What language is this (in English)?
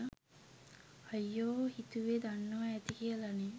Sinhala